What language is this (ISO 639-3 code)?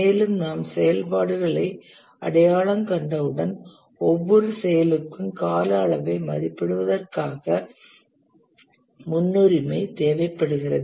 tam